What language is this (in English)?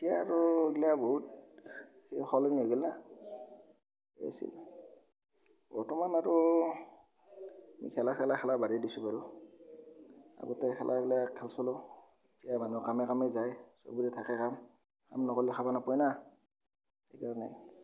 Assamese